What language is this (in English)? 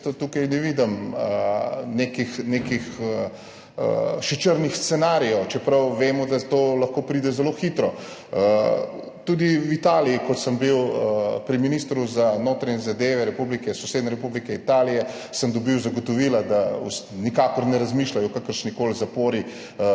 Slovenian